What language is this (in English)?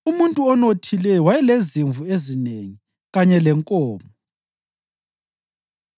North Ndebele